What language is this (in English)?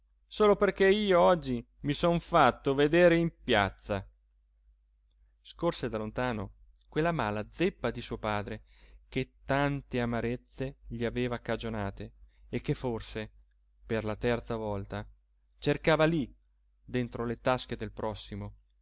Italian